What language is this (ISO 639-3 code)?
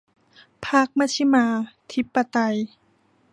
tha